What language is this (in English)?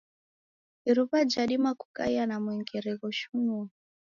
Taita